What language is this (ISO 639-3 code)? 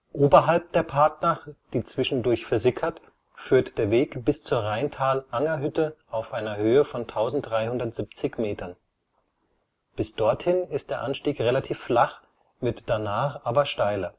deu